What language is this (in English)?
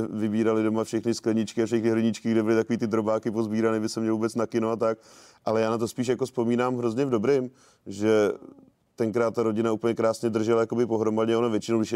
Czech